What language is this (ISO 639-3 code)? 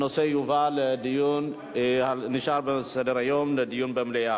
heb